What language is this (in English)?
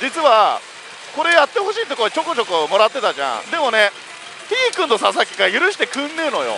Japanese